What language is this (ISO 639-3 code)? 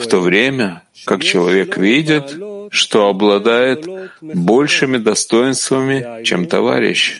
rus